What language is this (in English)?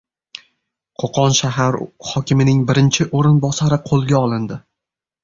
Uzbek